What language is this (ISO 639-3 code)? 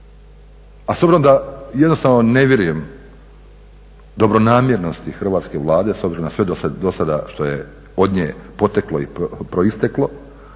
hrv